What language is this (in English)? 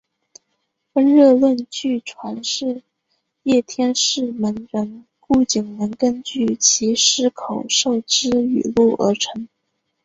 Chinese